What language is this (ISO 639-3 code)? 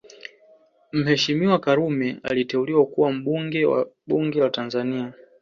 swa